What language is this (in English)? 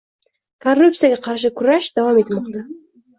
Uzbek